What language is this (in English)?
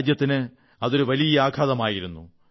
Malayalam